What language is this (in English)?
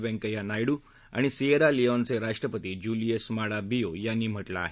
Marathi